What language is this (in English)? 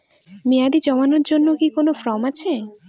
Bangla